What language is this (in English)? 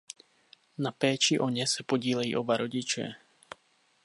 Czech